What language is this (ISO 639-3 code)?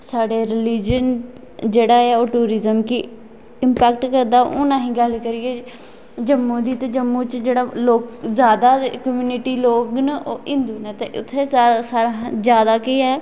doi